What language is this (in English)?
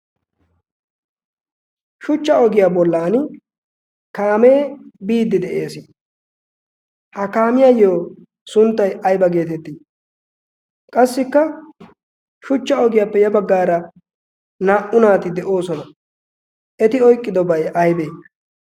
Wolaytta